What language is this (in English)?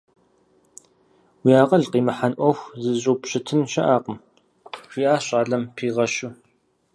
Kabardian